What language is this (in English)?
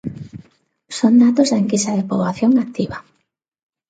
Galician